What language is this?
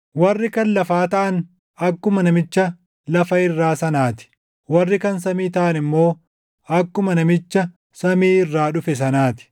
Oromo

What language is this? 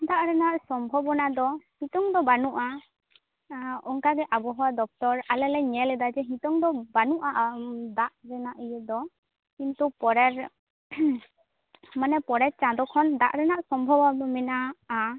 Santali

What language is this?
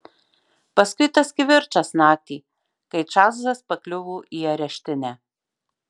Lithuanian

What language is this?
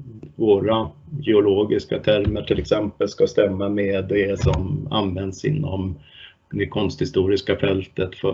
Swedish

